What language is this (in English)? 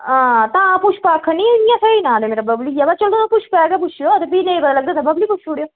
Dogri